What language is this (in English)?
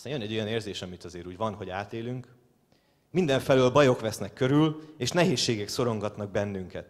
Hungarian